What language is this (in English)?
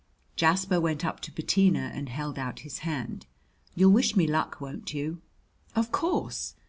English